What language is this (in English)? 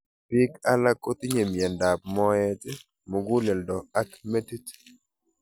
Kalenjin